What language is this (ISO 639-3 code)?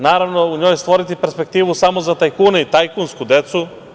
srp